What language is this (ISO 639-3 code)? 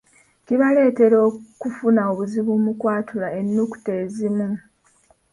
lug